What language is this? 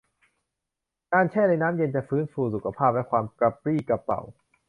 Thai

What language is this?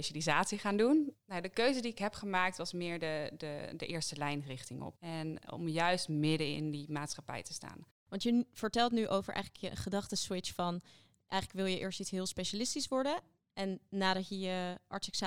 Dutch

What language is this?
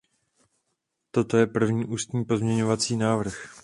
Czech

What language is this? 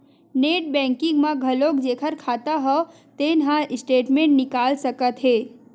Chhattisgarhi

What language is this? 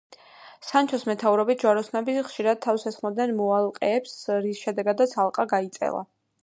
Georgian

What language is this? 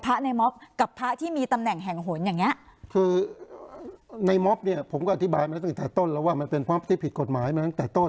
Thai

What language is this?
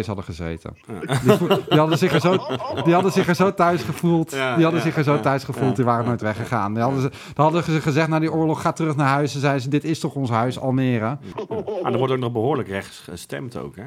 Dutch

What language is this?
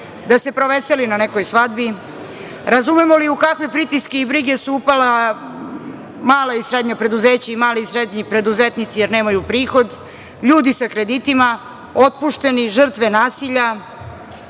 Serbian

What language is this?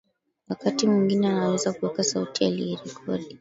Swahili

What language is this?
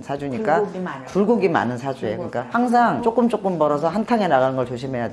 Korean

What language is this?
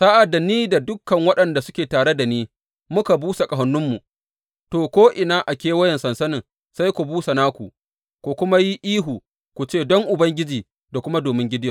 Hausa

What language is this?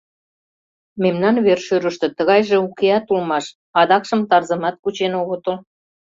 Mari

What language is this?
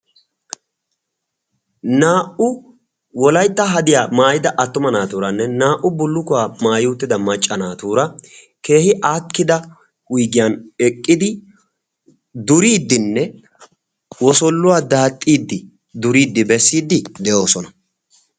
Wolaytta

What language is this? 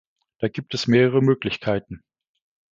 German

